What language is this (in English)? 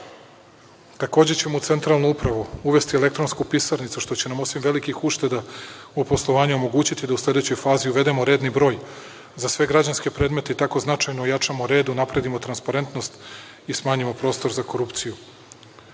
Serbian